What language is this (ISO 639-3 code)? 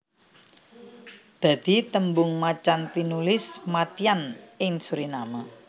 jav